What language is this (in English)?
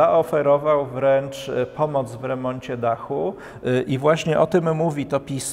Polish